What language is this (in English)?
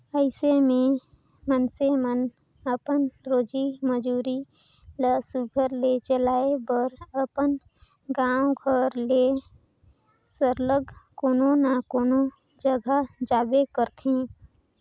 Chhattisgarhi